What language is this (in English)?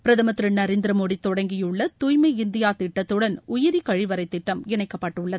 Tamil